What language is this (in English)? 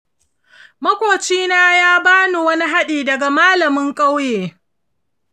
Hausa